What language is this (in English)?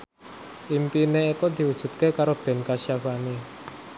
Javanese